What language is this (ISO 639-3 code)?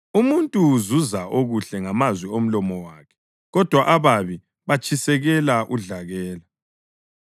nde